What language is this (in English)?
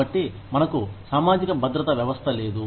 Telugu